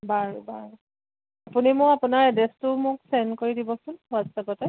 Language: Assamese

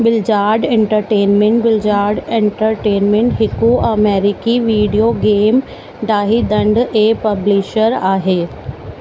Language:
Sindhi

